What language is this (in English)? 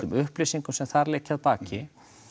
Icelandic